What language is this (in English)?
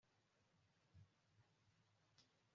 Kinyarwanda